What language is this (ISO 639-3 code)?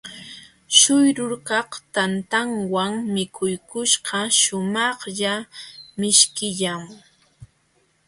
qxw